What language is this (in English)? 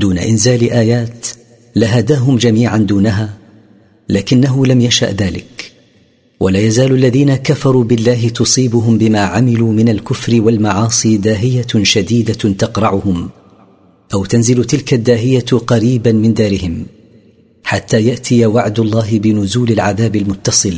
Arabic